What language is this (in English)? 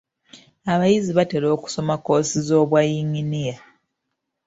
Ganda